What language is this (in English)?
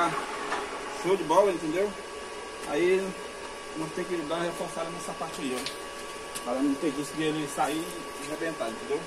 Portuguese